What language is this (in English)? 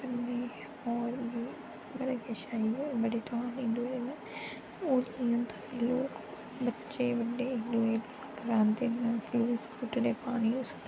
Dogri